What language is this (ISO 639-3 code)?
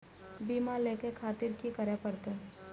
mai